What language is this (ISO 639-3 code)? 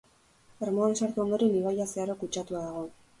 eus